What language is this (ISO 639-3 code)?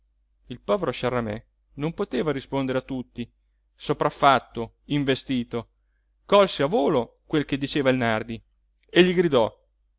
ita